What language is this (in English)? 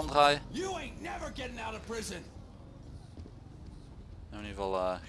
Dutch